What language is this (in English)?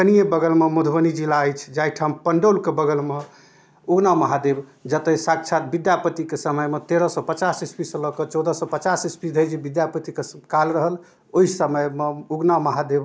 Maithili